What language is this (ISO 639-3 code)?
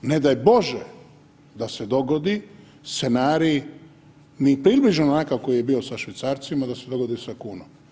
hrv